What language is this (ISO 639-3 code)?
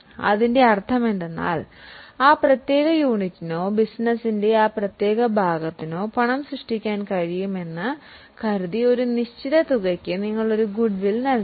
mal